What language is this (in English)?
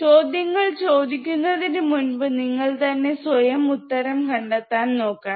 Malayalam